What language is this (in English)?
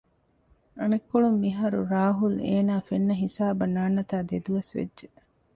Divehi